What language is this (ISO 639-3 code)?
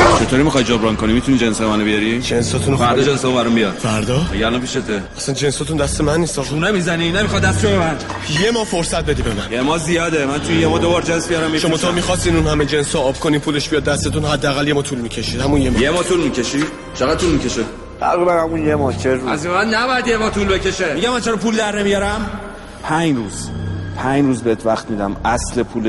fas